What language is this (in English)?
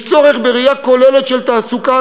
Hebrew